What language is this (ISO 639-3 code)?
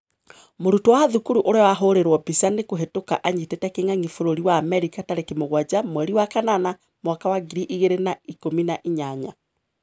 kik